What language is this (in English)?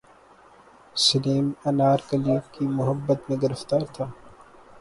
Urdu